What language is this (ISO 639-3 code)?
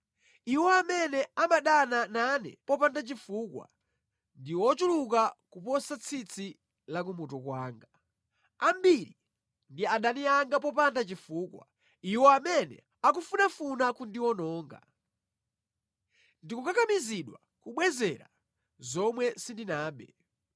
nya